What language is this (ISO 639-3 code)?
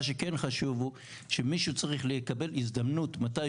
heb